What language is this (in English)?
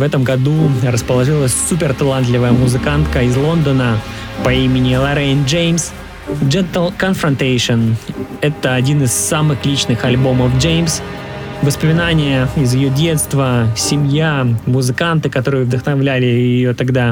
Russian